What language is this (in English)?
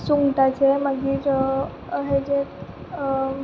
Konkani